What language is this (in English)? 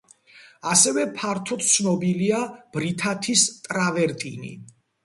Georgian